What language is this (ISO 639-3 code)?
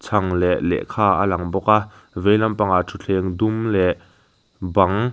lus